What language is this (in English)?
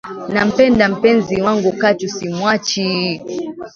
Swahili